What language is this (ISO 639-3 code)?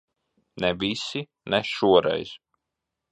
lav